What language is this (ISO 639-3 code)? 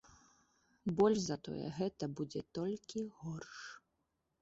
bel